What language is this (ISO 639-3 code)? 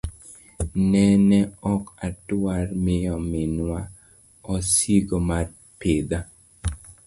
luo